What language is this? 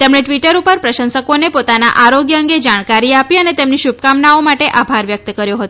Gujarati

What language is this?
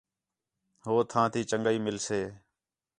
Khetrani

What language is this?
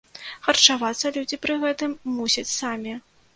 Belarusian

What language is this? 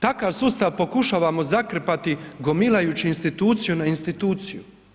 Croatian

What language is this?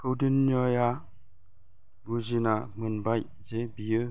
Bodo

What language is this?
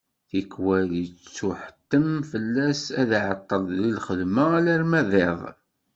Kabyle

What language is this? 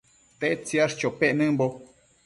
Matsés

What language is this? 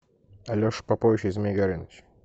Russian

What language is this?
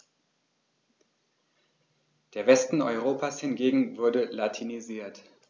German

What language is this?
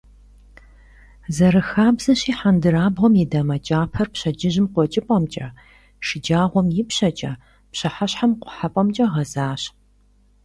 Kabardian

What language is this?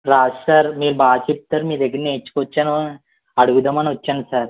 Telugu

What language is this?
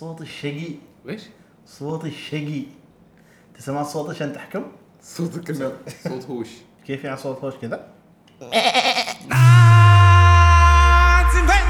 Arabic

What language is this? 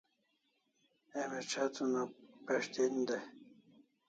Kalasha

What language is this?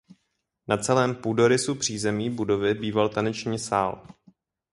Czech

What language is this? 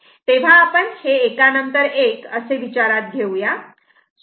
Marathi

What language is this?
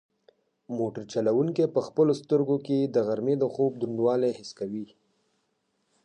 Pashto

